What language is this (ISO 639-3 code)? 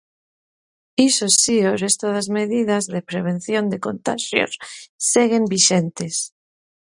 glg